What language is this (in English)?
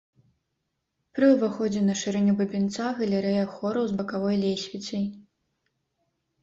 Belarusian